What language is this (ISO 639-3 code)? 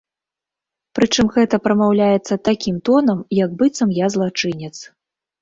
bel